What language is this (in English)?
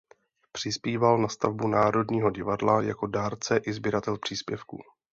Czech